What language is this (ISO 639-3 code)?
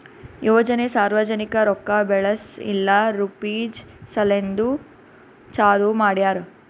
kan